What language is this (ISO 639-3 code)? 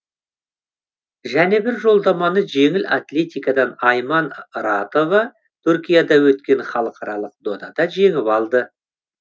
kaz